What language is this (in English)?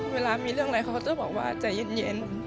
Thai